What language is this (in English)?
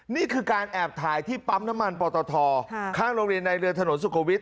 Thai